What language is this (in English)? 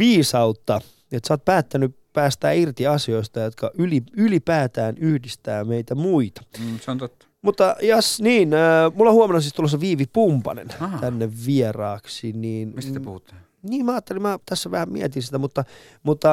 Finnish